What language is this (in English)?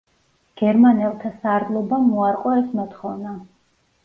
Georgian